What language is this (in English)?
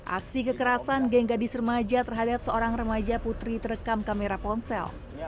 Indonesian